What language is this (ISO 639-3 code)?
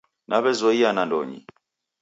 dav